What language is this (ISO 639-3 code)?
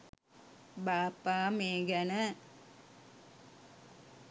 sin